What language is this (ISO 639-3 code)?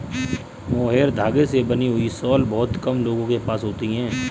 hin